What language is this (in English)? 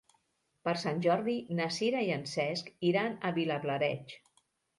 Catalan